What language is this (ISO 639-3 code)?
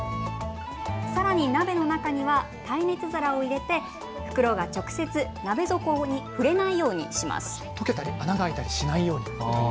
jpn